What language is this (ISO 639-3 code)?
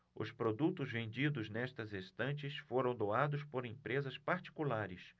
por